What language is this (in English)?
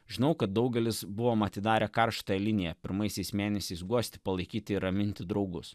Lithuanian